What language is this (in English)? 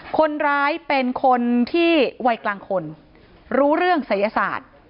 Thai